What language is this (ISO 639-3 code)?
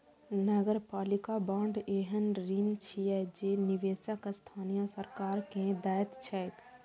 mai